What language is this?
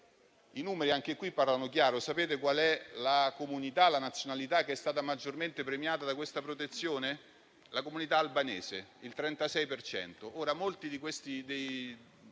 Italian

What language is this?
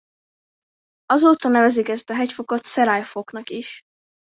Hungarian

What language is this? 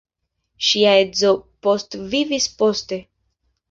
Esperanto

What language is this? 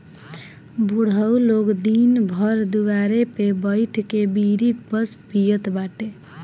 Bhojpuri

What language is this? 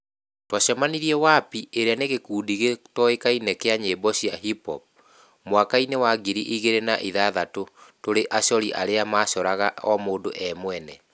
Kikuyu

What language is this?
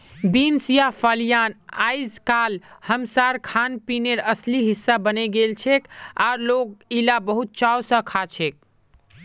Magahi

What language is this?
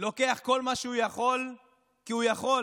Hebrew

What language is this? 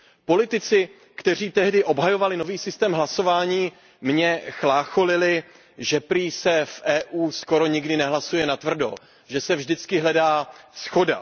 Czech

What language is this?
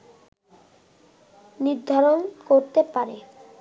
Bangla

